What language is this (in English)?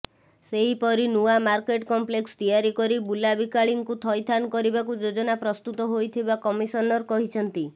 Odia